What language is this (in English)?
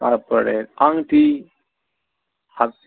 Bangla